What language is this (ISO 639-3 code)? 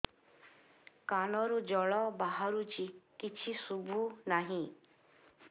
ori